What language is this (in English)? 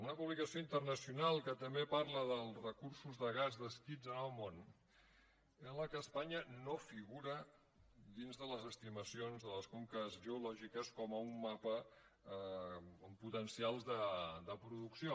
Catalan